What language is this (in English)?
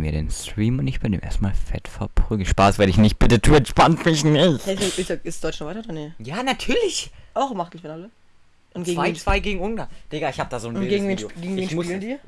German